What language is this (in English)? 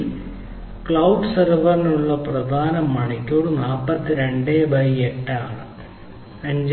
Malayalam